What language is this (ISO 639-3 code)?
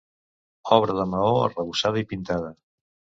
cat